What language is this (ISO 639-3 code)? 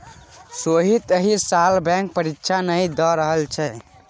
mai